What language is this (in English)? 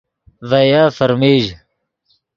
Yidgha